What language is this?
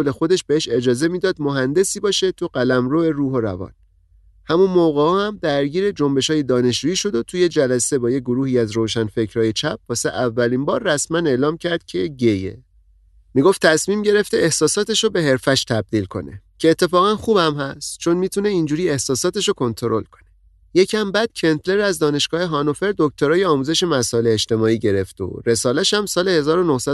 Persian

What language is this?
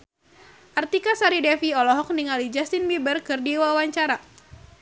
Sundanese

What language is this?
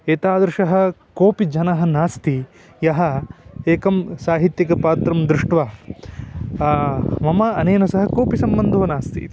Sanskrit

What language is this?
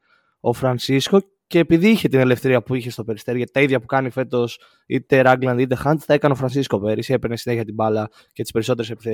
Greek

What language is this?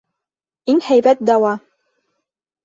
Bashkir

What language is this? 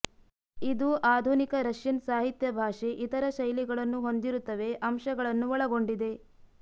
Kannada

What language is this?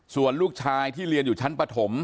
Thai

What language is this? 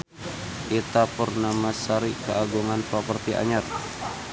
Sundanese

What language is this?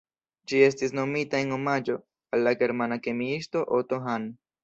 Esperanto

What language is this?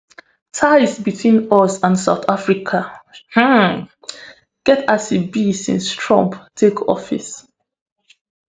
Nigerian Pidgin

